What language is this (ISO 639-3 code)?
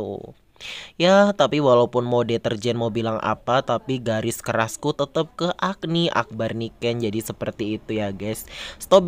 ind